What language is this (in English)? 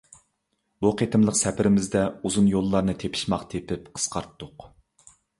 Uyghur